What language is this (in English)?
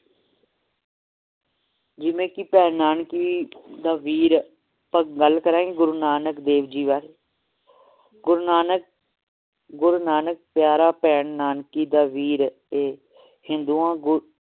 Punjabi